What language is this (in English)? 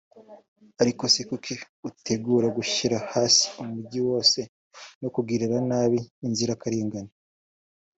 Kinyarwanda